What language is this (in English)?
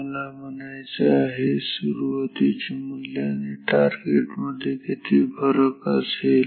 Marathi